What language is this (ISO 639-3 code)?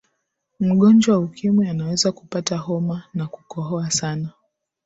swa